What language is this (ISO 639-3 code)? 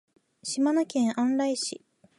jpn